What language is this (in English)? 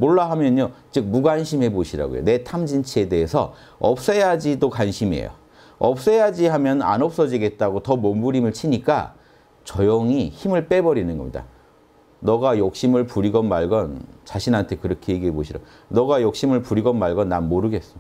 Korean